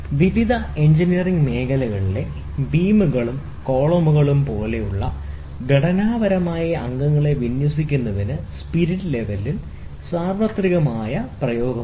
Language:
Malayalam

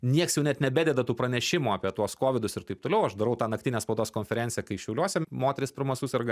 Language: Lithuanian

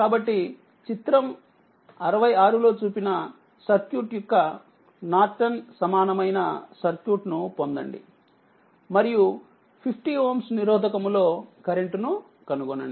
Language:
Telugu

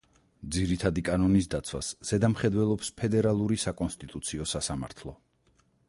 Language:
Georgian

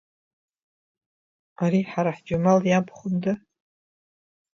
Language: Abkhazian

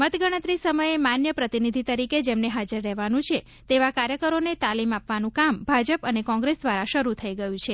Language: Gujarati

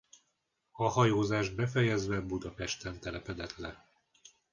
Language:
Hungarian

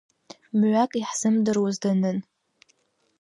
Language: Abkhazian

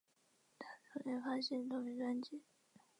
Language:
Chinese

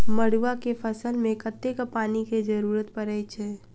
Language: Maithili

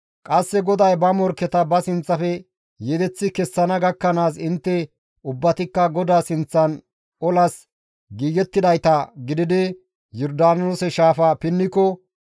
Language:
Gamo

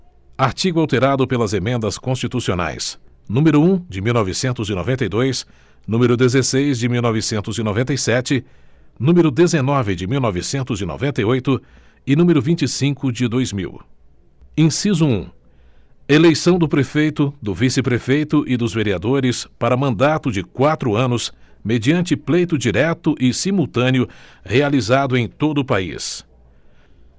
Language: Portuguese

